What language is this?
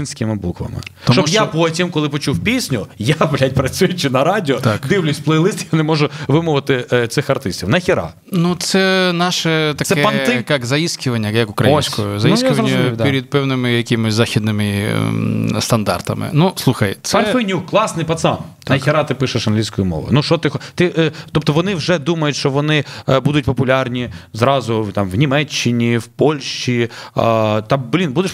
Ukrainian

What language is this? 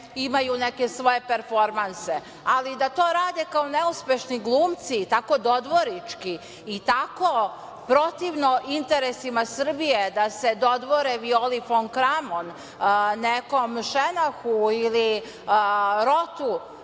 Serbian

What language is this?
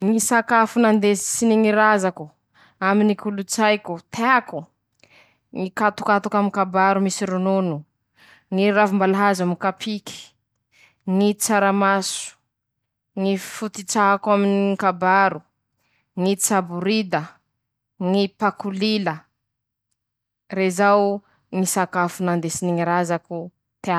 Masikoro Malagasy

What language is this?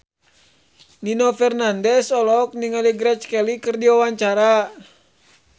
Sundanese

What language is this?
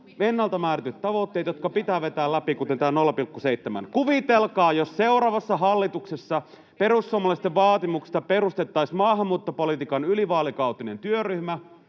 Finnish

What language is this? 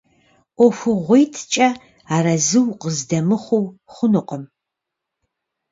Kabardian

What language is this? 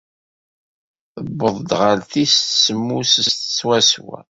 Kabyle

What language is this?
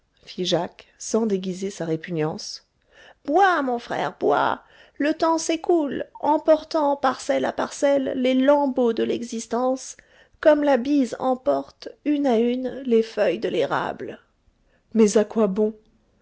French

